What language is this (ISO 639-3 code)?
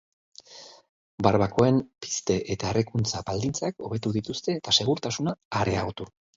eus